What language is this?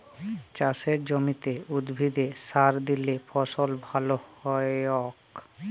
Bangla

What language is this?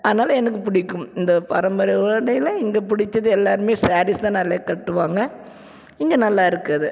Tamil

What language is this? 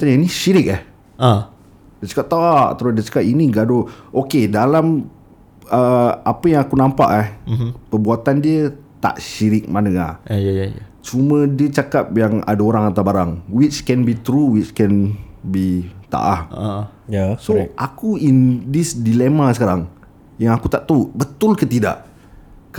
Malay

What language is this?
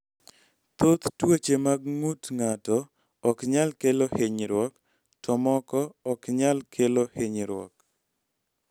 Luo (Kenya and Tanzania)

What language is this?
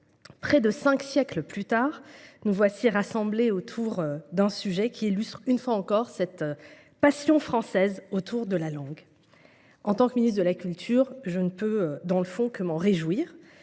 French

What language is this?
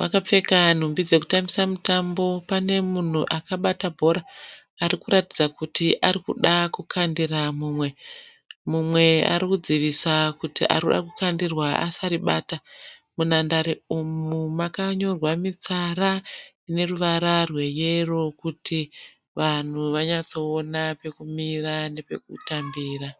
Shona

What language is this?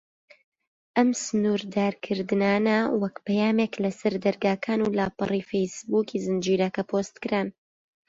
Central Kurdish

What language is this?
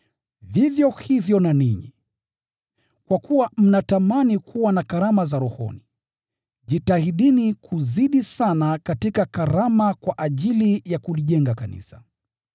Swahili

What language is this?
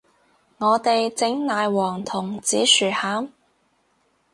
Cantonese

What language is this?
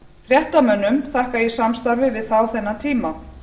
Icelandic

